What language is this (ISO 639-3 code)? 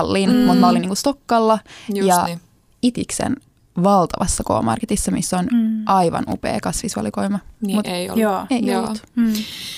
fin